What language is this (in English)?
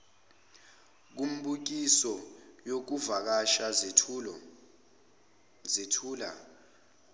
Zulu